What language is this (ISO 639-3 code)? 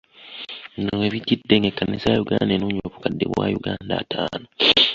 lug